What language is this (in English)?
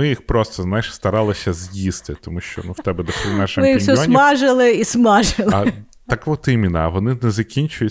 Ukrainian